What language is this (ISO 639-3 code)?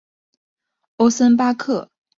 zho